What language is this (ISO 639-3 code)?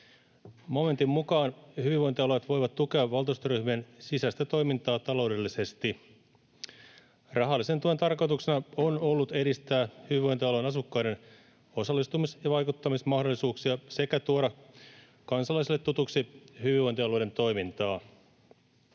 fin